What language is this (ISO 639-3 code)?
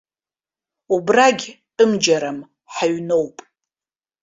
abk